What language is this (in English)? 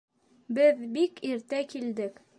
Bashkir